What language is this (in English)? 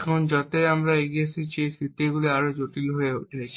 Bangla